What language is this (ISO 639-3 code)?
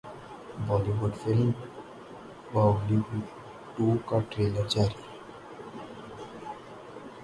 urd